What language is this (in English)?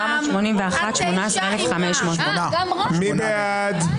Hebrew